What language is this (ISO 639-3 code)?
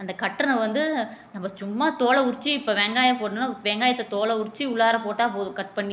tam